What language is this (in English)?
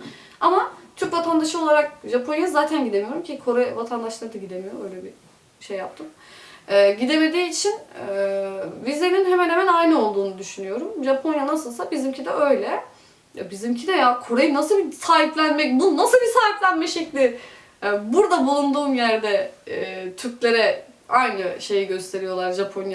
Turkish